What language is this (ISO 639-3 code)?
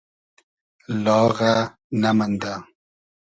haz